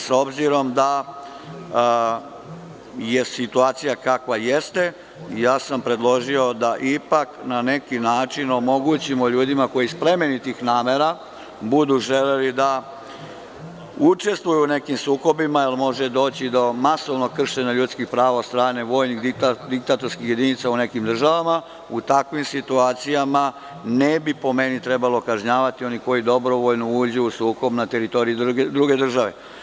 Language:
Serbian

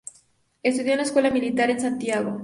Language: Spanish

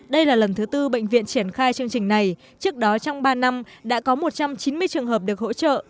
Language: Vietnamese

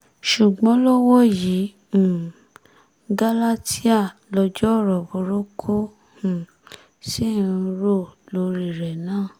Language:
Yoruba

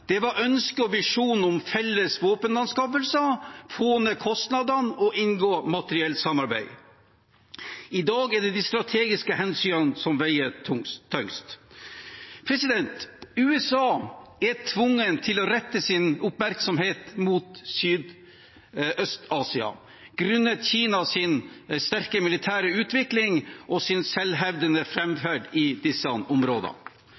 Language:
Norwegian Bokmål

